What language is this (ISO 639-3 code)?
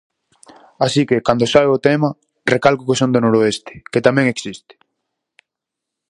glg